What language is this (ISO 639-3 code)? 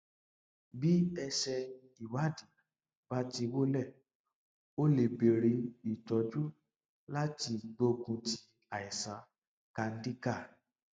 yor